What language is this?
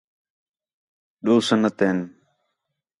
Khetrani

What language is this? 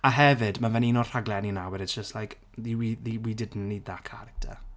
Welsh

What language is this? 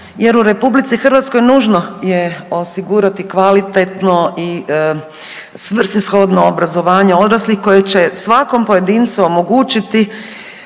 Croatian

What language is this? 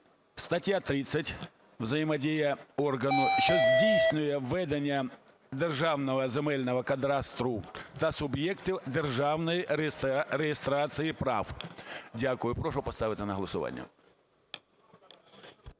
Ukrainian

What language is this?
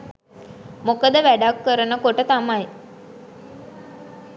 Sinhala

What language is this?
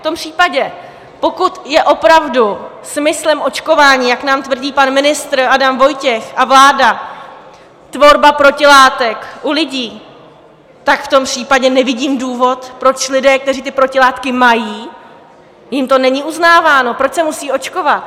Czech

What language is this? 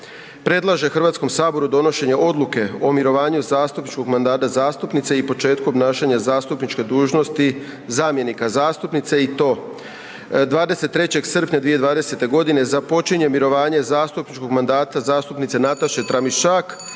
Croatian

